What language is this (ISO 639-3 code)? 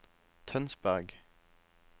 nor